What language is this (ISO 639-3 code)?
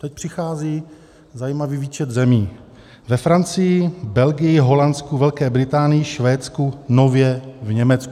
ces